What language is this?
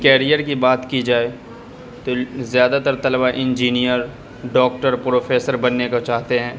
Urdu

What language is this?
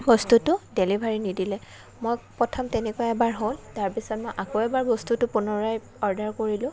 Assamese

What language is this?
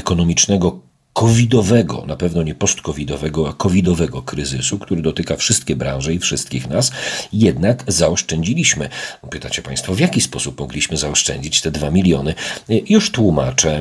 Polish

